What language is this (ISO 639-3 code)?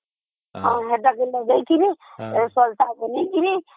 ori